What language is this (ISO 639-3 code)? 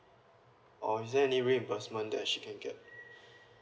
eng